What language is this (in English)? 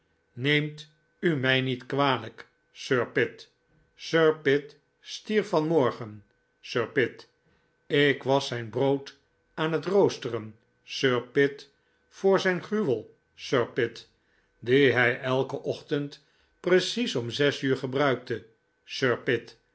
Dutch